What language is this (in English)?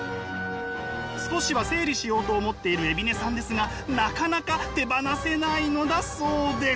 Japanese